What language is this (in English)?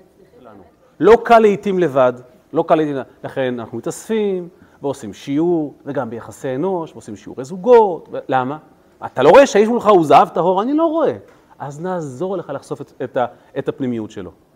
Hebrew